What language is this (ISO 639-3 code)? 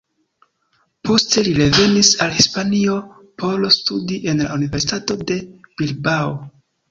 epo